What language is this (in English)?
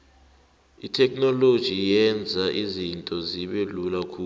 South Ndebele